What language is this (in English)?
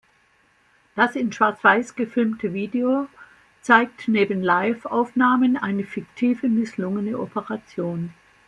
German